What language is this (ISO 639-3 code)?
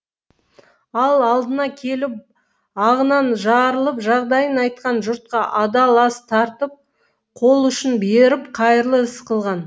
kaz